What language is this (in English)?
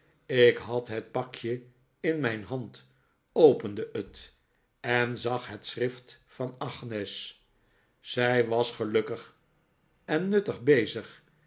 Dutch